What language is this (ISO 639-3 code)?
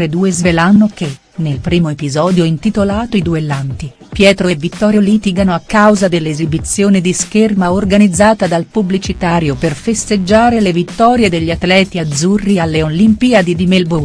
ita